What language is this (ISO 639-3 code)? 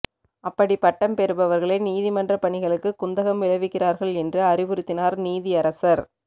tam